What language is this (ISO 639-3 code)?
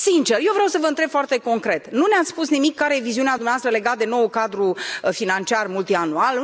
ron